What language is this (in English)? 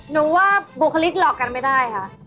Thai